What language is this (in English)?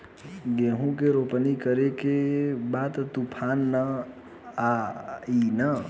Bhojpuri